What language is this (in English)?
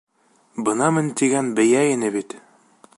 Bashkir